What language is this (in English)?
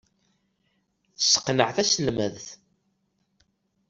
Kabyle